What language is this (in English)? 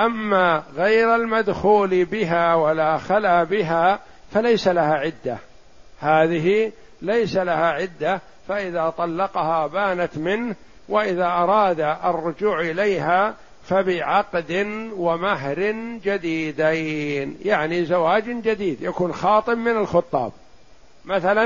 Arabic